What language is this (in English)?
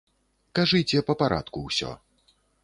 Belarusian